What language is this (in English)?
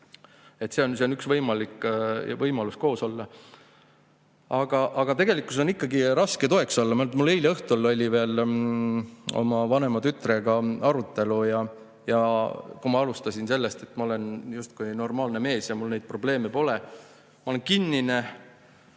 Estonian